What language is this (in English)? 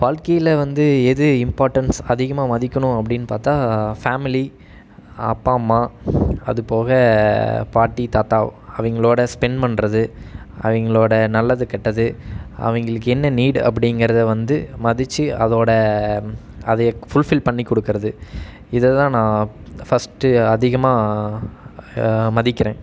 Tamil